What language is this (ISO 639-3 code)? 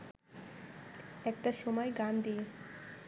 ben